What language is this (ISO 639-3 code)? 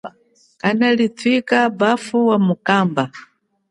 cjk